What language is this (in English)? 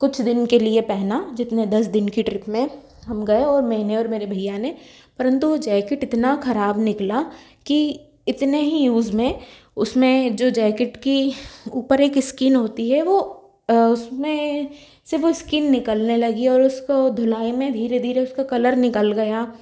Hindi